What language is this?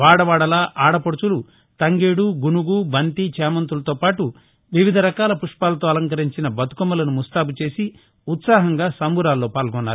Telugu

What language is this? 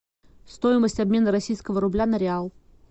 Russian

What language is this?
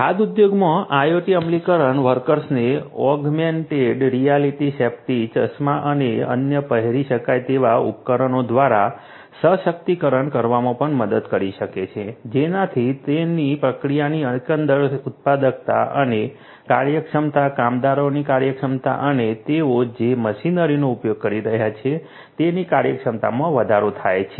Gujarati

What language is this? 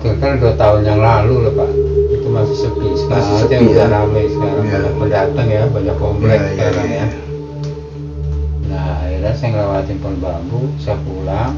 Indonesian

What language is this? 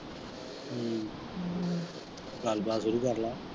Punjabi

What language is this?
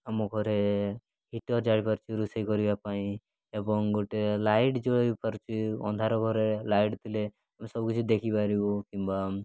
Odia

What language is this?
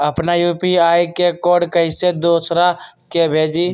Magahi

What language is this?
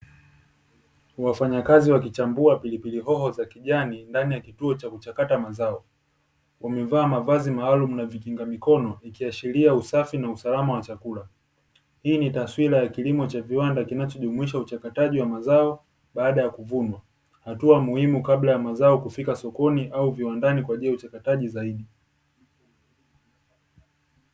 Swahili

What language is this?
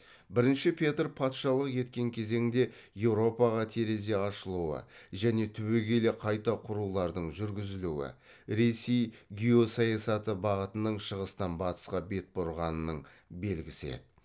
Kazakh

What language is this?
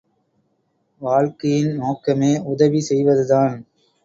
Tamil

